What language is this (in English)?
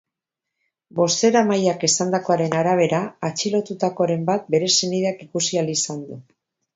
Basque